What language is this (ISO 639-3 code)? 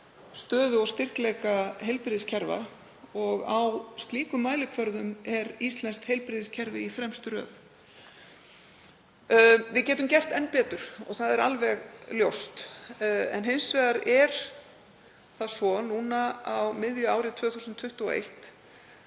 isl